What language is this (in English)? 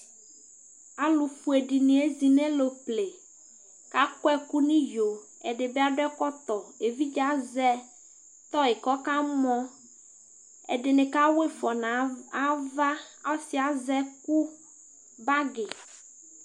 Ikposo